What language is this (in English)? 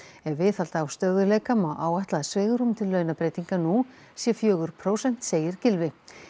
Icelandic